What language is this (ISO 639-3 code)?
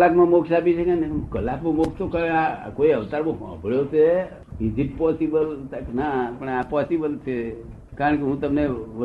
guj